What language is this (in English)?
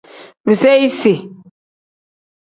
Tem